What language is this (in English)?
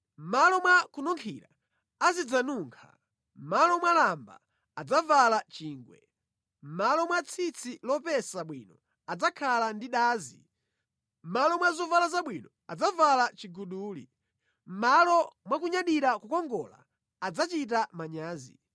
Nyanja